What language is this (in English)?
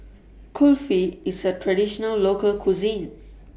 English